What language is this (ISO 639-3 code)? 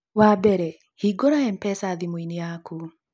kik